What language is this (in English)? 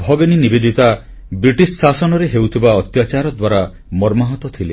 Odia